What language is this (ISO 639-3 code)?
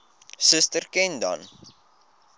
afr